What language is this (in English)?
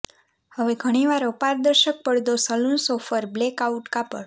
Gujarati